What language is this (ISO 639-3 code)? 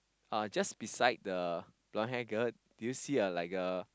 eng